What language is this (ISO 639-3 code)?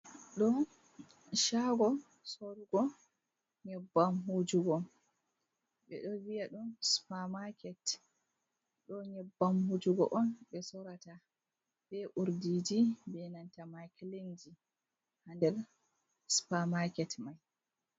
ful